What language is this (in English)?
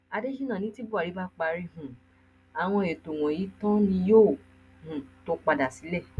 Yoruba